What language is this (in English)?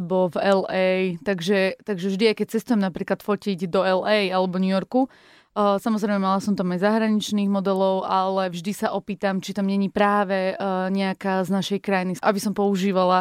Slovak